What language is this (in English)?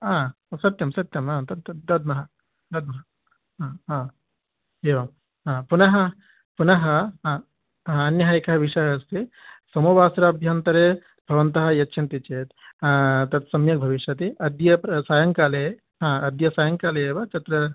Sanskrit